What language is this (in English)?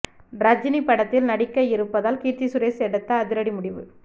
Tamil